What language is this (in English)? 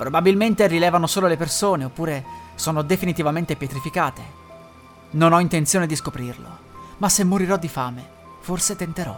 Italian